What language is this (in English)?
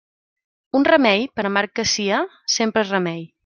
Catalan